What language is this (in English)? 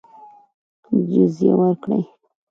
Pashto